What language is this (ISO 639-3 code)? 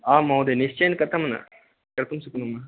san